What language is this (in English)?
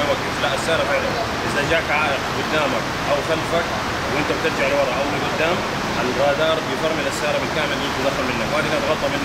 Arabic